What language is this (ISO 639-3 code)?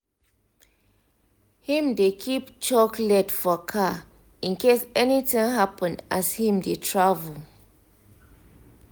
pcm